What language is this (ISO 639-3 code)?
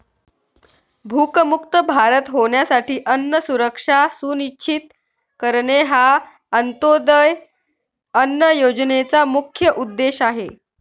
mar